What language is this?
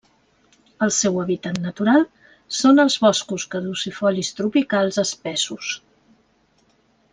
Catalan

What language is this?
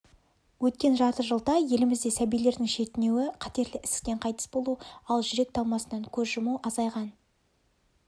Kazakh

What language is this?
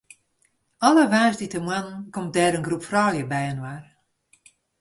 Western Frisian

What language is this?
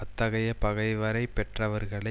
Tamil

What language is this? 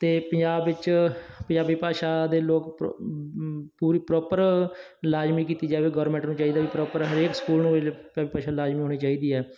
Punjabi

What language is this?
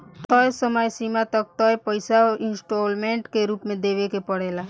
Bhojpuri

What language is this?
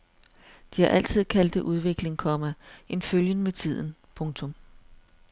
Danish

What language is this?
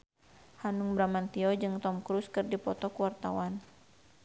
Sundanese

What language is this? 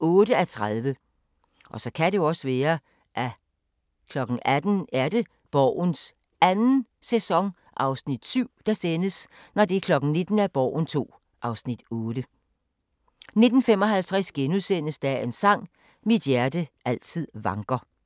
Danish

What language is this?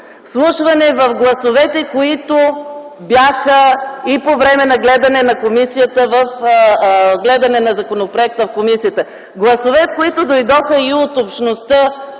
Bulgarian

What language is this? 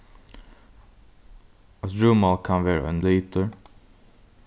Faroese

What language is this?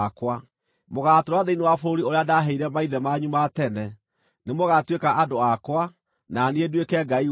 Kikuyu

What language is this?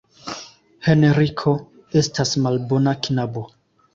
Esperanto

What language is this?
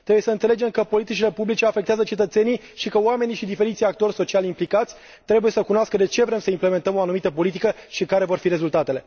Romanian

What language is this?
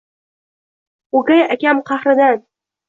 Uzbek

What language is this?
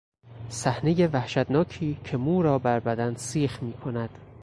Persian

